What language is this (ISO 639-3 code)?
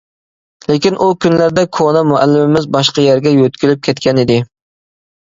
uig